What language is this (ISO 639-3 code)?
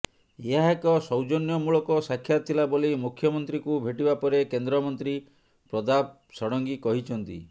ori